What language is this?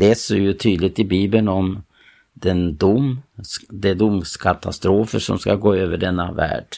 Swedish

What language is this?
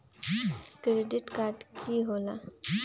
Magahi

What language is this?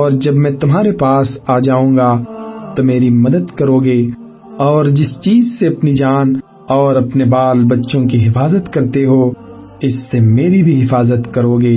Urdu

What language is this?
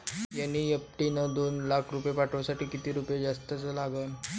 Marathi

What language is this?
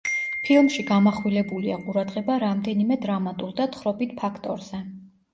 Georgian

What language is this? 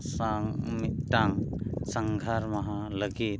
Santali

